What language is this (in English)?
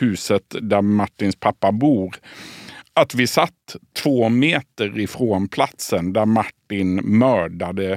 Swedish